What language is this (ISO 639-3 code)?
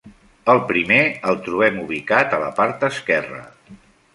cat